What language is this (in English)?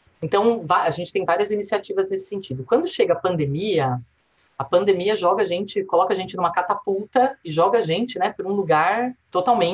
Portuguese